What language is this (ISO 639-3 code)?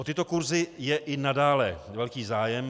ces